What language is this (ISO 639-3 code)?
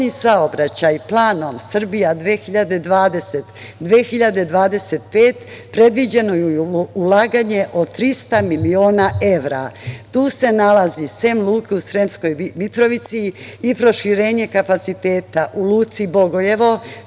srp